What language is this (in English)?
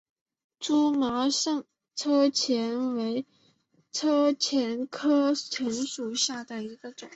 Chinese